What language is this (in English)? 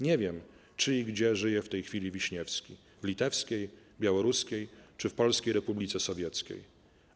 Polish